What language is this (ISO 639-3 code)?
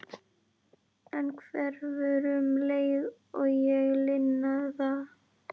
isl